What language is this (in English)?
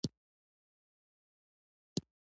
Pashto